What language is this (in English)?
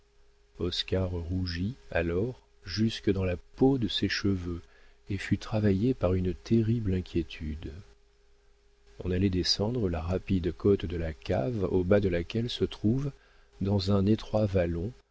French